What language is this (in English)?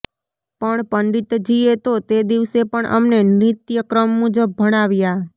Gujarati